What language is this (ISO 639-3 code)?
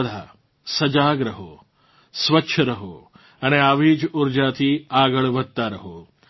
guj